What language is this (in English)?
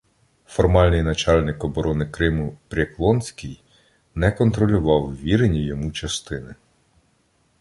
Ukrainian